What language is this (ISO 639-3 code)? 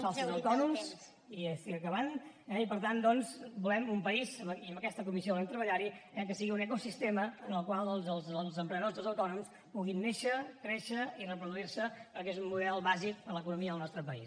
cat